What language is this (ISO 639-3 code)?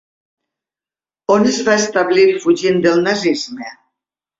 cat